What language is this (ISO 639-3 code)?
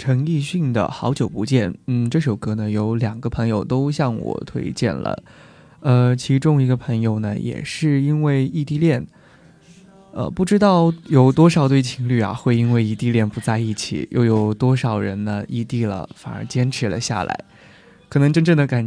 zho